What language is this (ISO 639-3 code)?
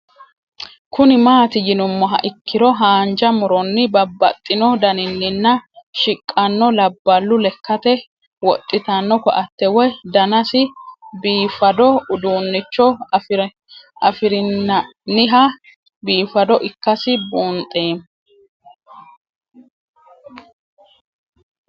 sid